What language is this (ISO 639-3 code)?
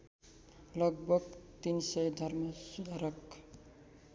nep